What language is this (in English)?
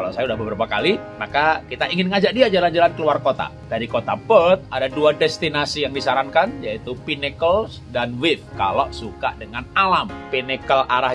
Indonesian